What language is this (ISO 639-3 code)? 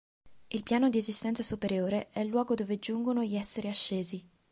ita